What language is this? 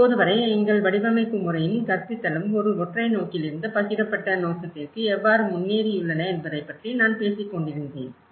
Tamil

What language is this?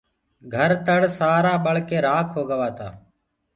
Gurgula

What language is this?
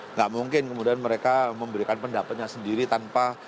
Indonesian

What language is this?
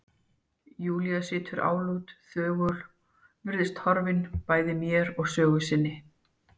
Icelandic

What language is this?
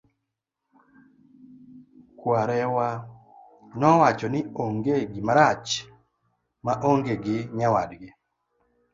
Luo (Kenya and Tanzania)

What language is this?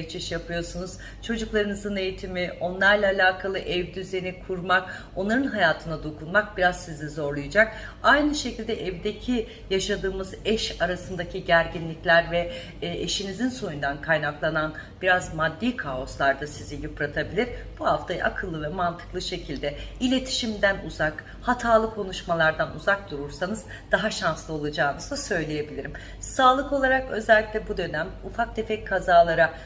Turkish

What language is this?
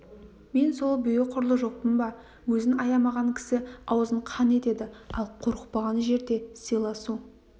Kazakh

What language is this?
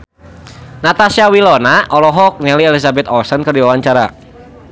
Sundanese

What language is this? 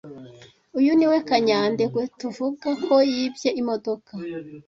Kinyarwanda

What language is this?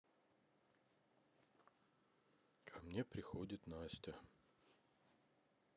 Russian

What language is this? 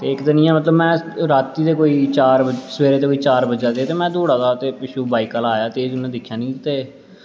Dogri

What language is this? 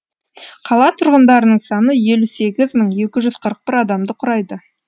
Kazakh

